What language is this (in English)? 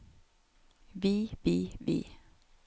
Norwegian